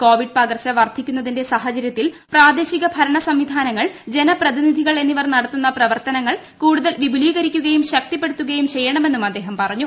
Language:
Malayalam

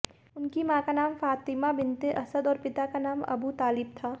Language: Hindi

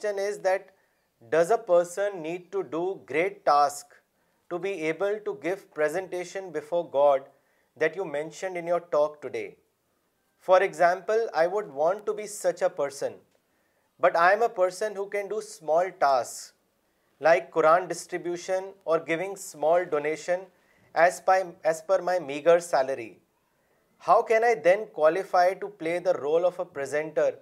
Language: Urdu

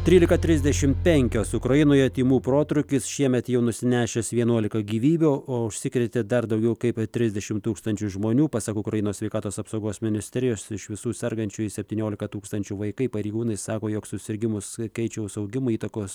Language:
Lithuanian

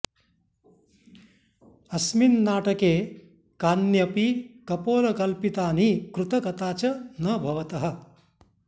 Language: Sanskrit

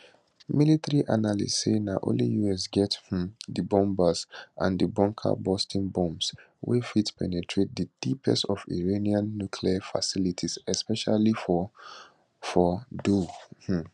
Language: Nigerian Pidgin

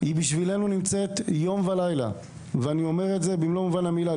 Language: Hebrew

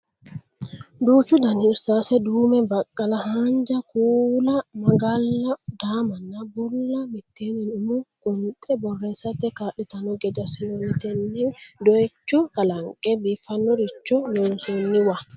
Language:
Sidamo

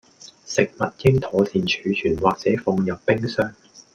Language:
Cantonese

